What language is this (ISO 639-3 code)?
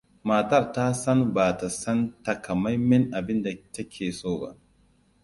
hau